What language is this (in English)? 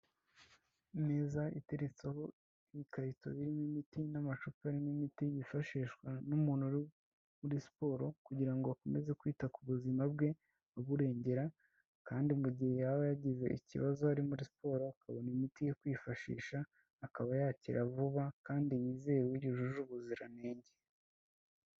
Kinyarwanda